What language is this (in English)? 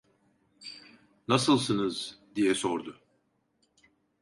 Turkish